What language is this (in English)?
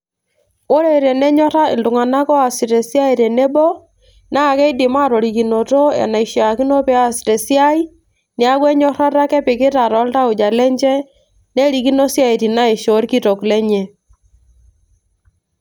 Masai